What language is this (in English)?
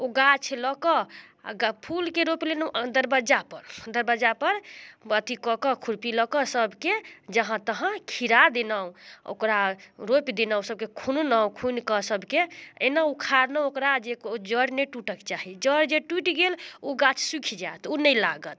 Maithili